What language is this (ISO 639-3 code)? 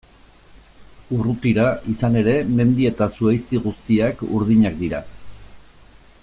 eus